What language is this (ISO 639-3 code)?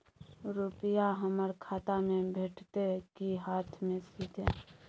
mai